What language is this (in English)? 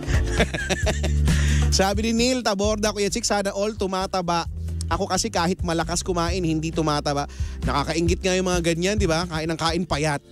Filipino